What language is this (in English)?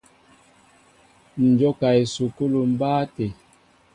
Mbo (Cameroon)